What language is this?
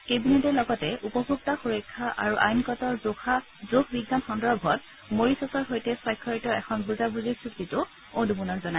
Assamese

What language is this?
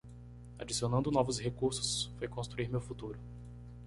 Portuguese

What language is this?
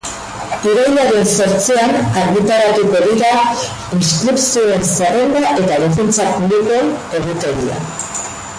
Basque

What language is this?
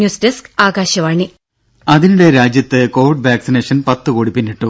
Malayalam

